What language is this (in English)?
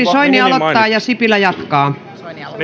Finnish